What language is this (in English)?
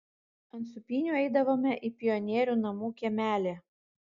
Lithuanian